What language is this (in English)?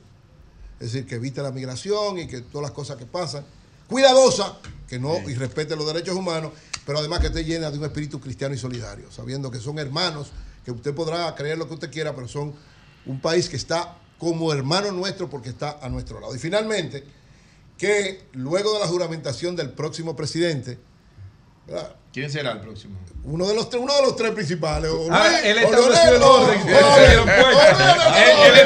Spanish